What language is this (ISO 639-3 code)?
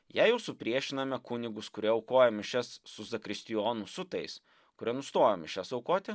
lit